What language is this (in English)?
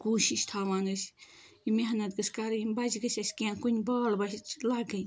Kashmiri